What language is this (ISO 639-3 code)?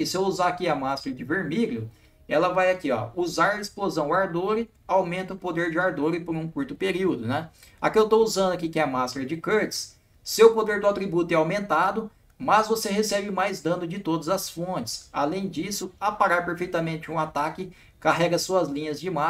por